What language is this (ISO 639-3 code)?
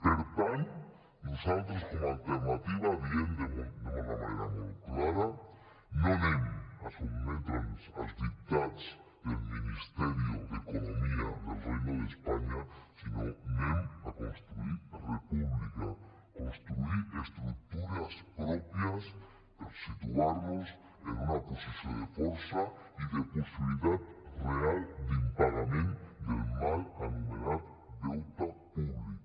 cat